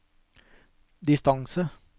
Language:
Norwegian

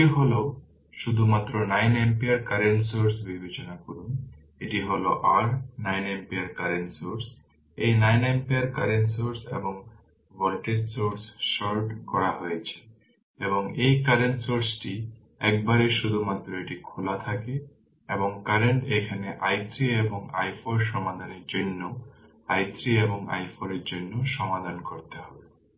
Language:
Bangla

